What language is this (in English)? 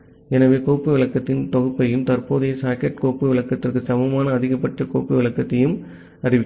Tamil